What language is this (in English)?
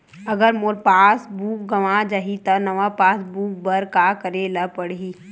Chhattisgarhi